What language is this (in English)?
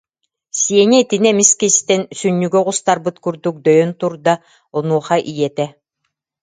Yakut